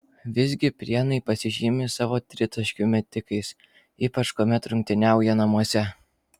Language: Lithuanian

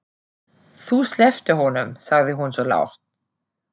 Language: Icelandic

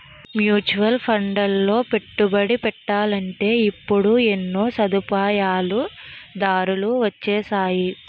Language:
Telugu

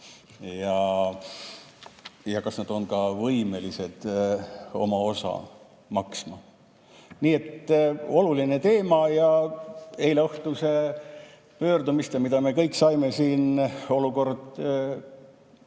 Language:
Estonian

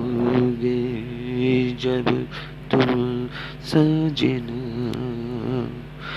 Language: Bangla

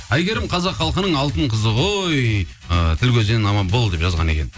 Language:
Kazakh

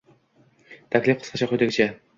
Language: Uzbek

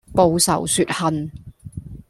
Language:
Cantonese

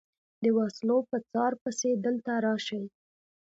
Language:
Pashto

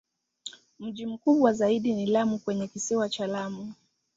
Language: Swahili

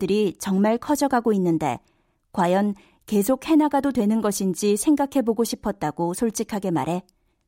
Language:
Korean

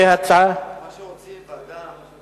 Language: Hebrew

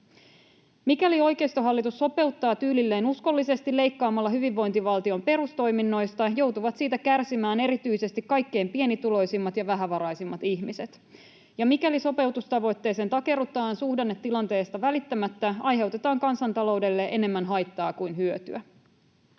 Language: Finnish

